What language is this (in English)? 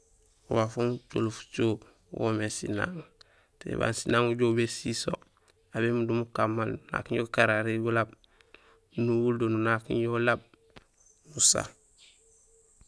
Gusilay